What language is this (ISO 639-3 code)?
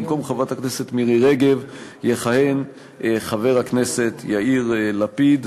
heb